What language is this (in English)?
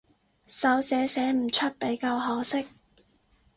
Cantonese